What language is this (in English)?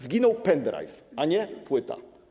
Polish